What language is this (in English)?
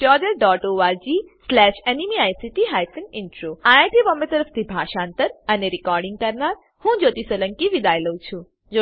Gujarati